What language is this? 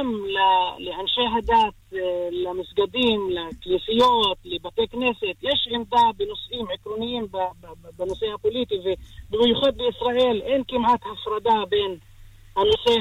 Hebrew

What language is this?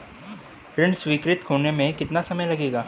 Hindi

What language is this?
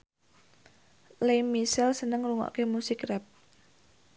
Javanese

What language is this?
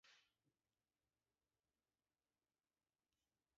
Basque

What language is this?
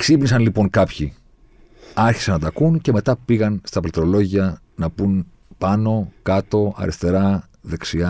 Greek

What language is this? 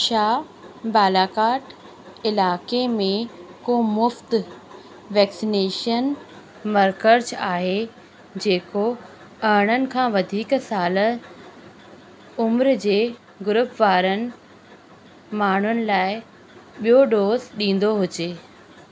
Sindhi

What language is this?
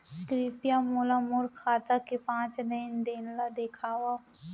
Chhattisgarhi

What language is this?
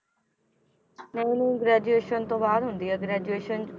Punjabi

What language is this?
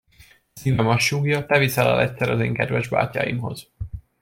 Hungarian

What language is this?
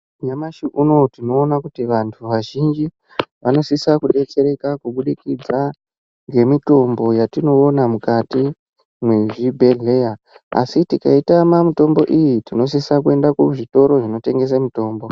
Ndau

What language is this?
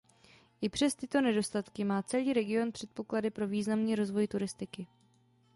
Czech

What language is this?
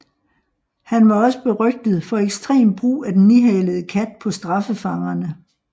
Danish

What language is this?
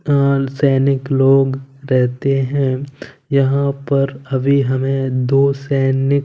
Hindi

